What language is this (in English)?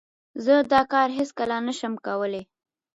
Pashto